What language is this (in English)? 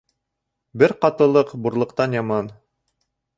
Bashkir